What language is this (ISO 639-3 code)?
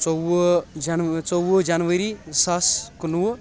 kas